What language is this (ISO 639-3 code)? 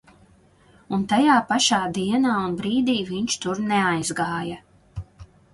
lav